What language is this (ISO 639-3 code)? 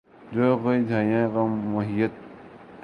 urd